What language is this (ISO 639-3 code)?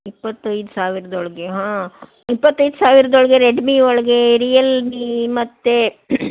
kan